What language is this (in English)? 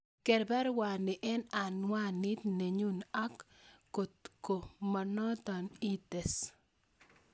Kalenjin